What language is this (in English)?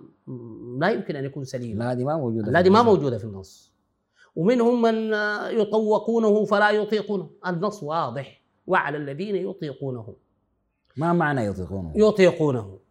Arabic